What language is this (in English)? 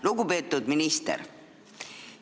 Estonian